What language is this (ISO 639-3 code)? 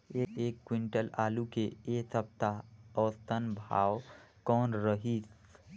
hne